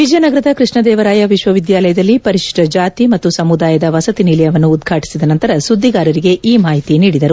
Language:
Kannada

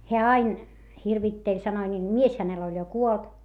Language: Finnish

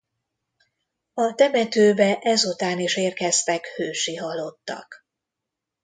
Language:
Hungarian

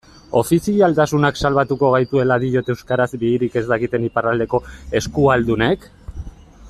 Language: Basque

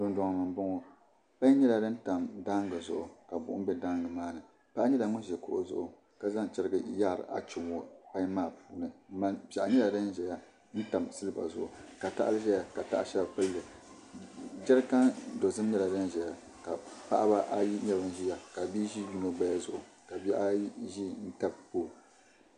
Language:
Dagbani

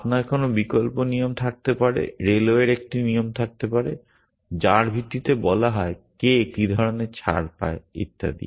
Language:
Bangla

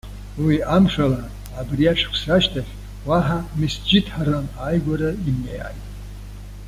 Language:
Abkhazian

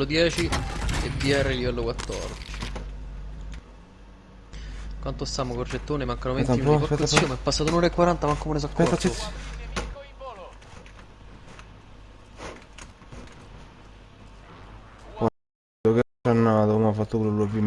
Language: Italian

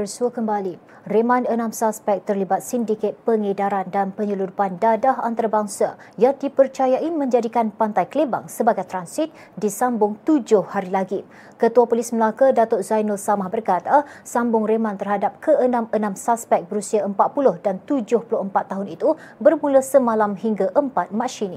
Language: Malay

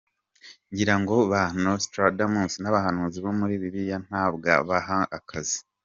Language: Kinyarwanda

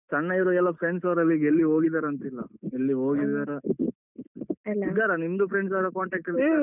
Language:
Kannada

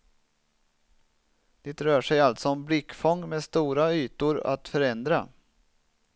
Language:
Swedish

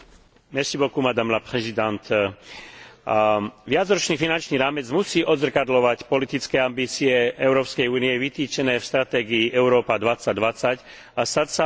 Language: Slovak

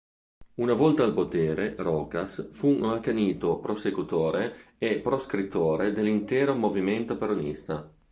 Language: Italian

